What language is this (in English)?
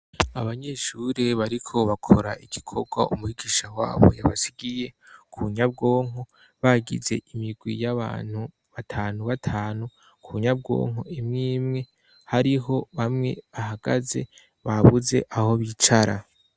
Rundi